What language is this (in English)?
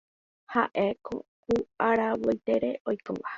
Guarani